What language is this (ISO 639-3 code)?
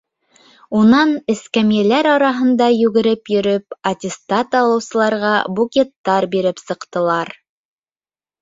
bak